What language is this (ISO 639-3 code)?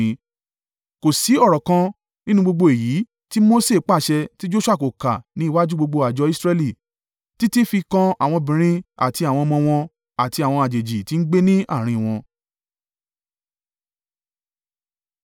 yor